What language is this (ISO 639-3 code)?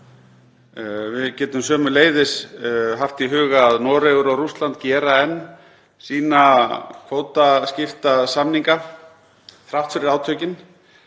isl